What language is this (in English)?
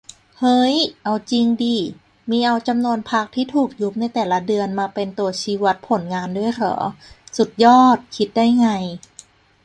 Thai